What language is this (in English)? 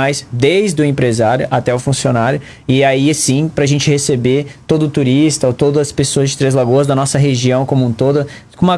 Portuguese